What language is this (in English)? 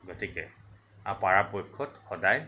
Assamese